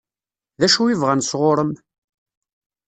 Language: Kabyle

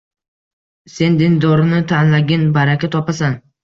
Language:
Uzbek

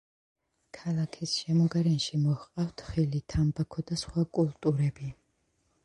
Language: Georgian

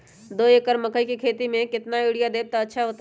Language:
Magahi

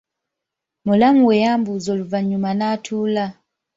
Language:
Ganda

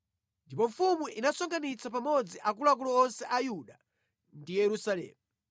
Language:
Nyanja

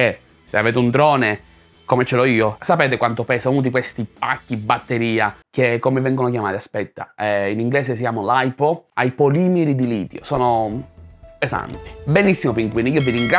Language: Italian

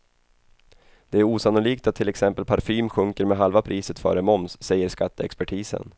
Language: Swedish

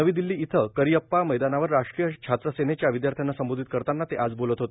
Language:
Marathi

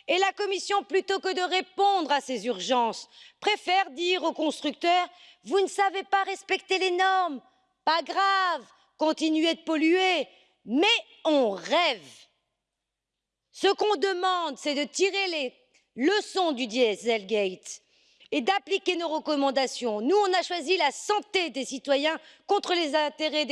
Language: French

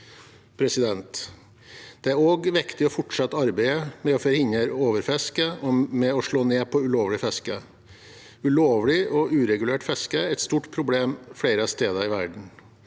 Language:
Norwegian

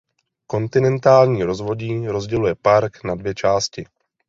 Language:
Czech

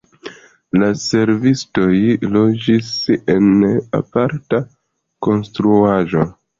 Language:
Esperanto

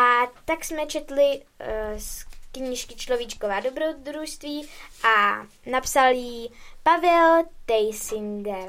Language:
Czech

